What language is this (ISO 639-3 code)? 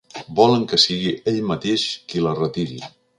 cat